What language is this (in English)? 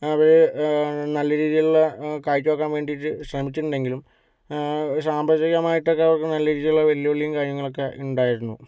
Malayalam